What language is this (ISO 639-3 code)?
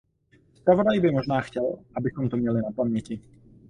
ces